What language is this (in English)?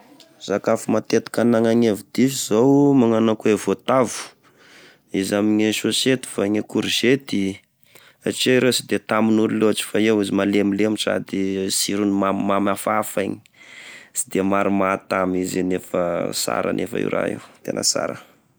Tesaka Malagasy